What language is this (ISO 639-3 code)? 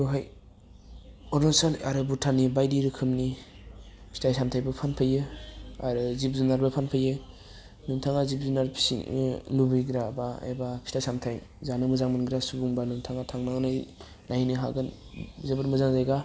brx